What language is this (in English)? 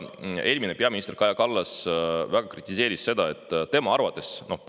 Estonian